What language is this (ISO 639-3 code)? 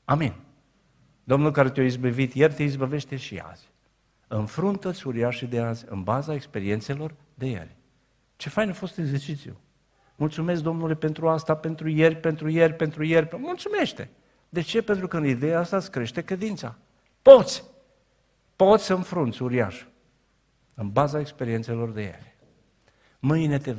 ron